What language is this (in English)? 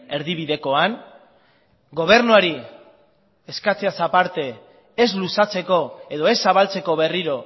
Basque